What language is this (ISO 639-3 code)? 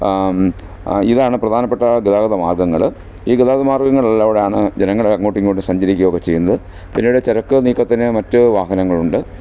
mal